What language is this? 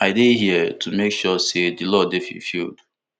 Nigerian Pidgin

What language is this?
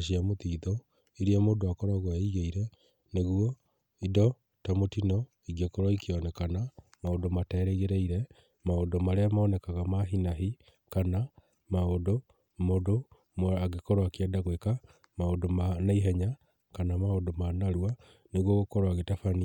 Kikuyu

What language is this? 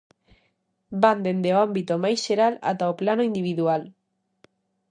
Galician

